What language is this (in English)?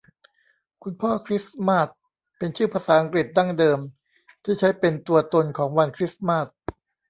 Thai